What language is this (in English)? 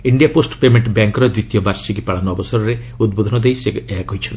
Odia